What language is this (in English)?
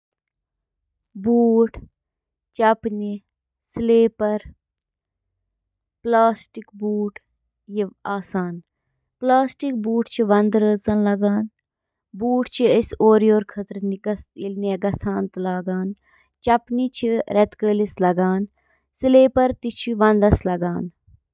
Kashmiri